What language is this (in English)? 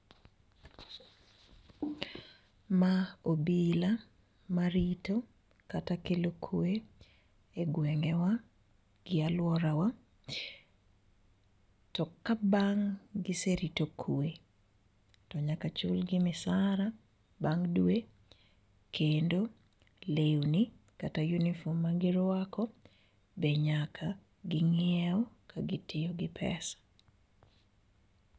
Luo (Kenya and Tanzania)